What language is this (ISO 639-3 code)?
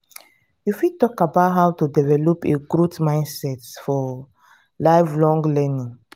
pcm